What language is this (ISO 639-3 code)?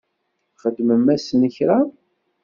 kab